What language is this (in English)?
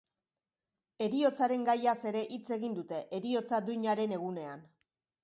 Basque